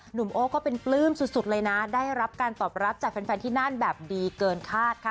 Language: Thai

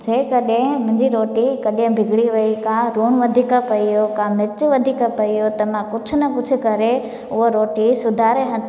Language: Sindhi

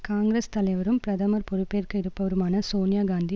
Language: Tamil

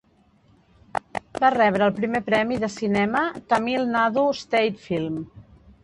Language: Catalan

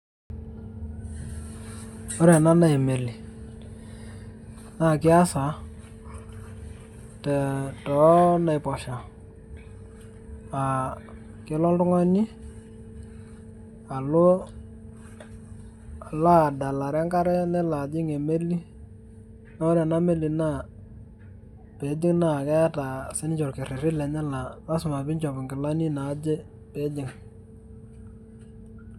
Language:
Masai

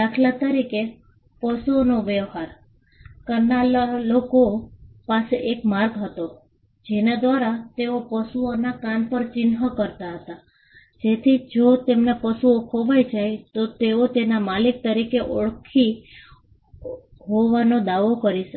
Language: Gujarati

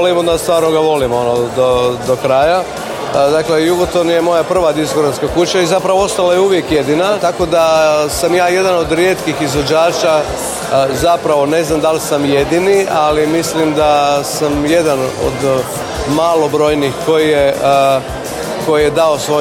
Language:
Croatian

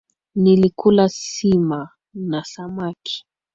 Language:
Swahili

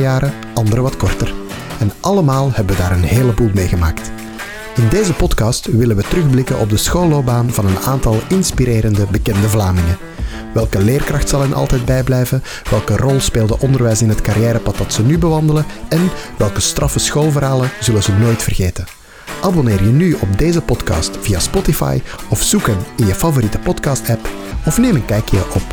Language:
Dutch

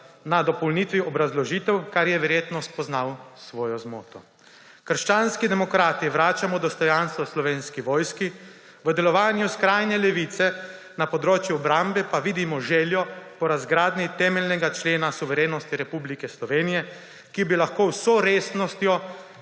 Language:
Slovenian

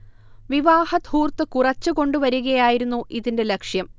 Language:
Malayalam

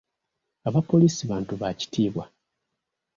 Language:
Ganda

